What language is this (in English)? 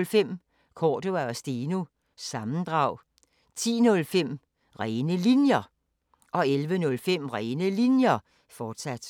Danish